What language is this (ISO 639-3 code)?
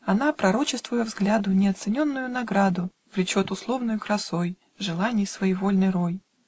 rus